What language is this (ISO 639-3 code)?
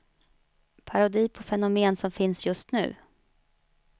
swe